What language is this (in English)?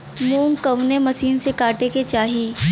Bhojpuri